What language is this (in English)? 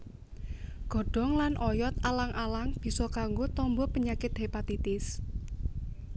Javanese